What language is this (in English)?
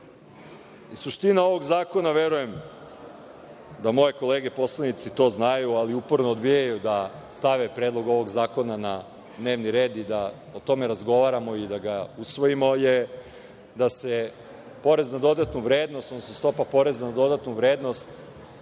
Serbian